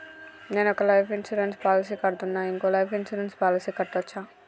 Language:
Telugu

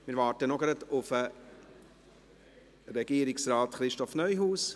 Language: Swiss German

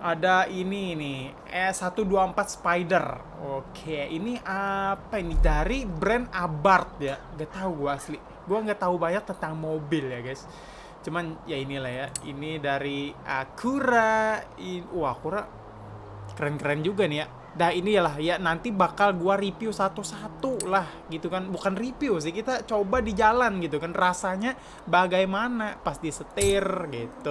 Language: Indonesian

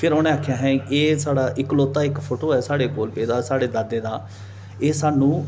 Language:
Dogri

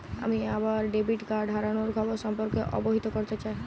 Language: Bangla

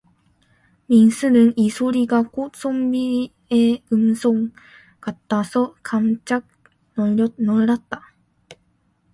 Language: Korean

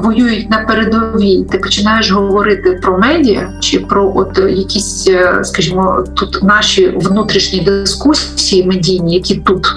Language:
Ukrainian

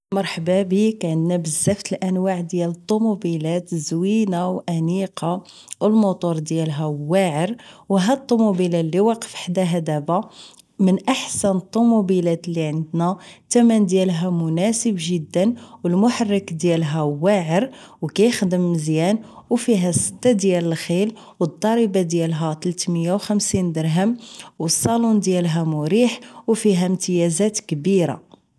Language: Moroccan Arabic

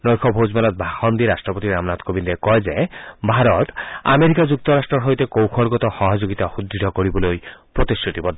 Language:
Assamese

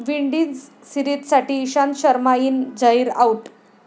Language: Marathi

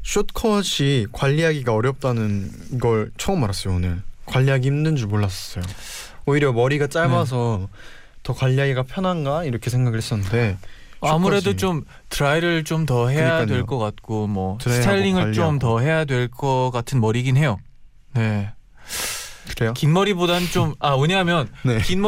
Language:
Korean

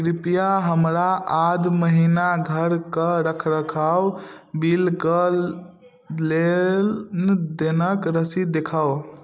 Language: Maithili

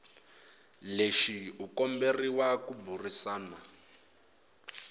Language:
Tsonga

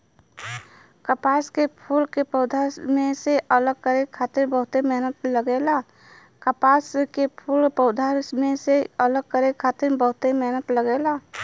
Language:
Bhojpuri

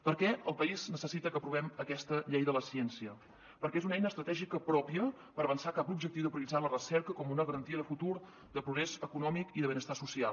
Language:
Catalan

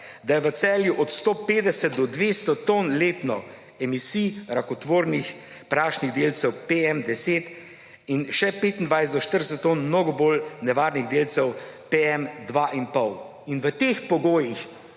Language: Slovenian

